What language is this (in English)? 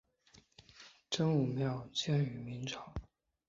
Chinese